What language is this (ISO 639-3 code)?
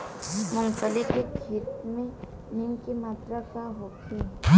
bho